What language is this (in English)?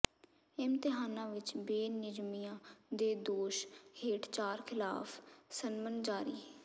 Punjabi